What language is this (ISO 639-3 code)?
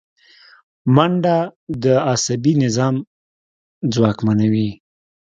pus